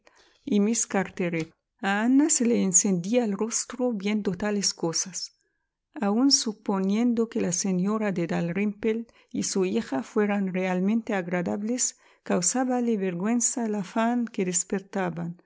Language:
Spanish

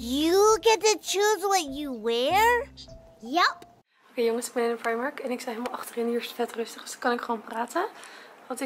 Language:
Dutch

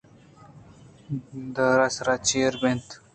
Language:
Eastern Balochi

